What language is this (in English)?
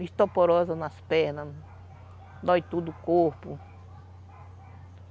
Portuguese